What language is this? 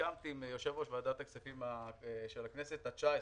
Hebrew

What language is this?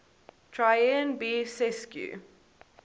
English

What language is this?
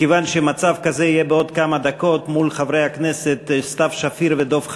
Hebrew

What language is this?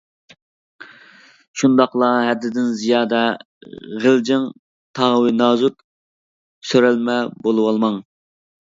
Uyghur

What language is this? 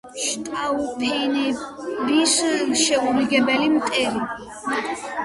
Georgian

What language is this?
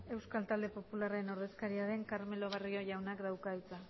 Basque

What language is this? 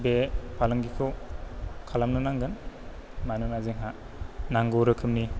Bodo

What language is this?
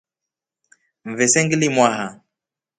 Rombo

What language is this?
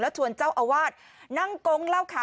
Thai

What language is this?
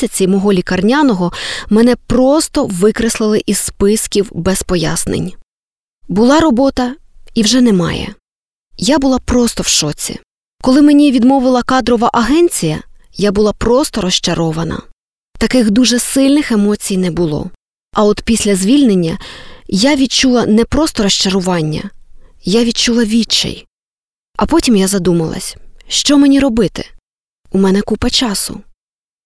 Ukrainian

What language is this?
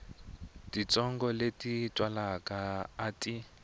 Tsonga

